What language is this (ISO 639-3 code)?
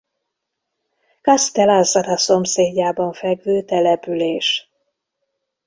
hun